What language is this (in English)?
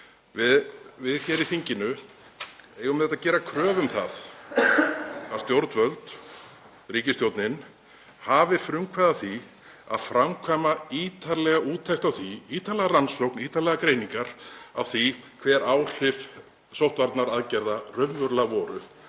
Icelandic